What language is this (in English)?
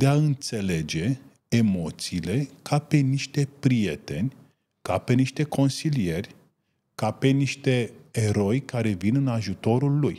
Romanian